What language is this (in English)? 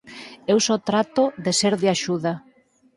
Galician